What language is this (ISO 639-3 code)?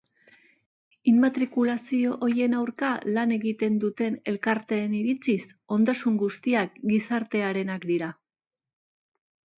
eus